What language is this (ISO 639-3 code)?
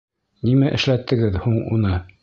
bak